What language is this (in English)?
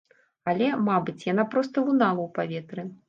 Belarusian